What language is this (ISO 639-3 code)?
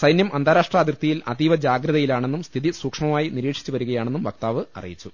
mal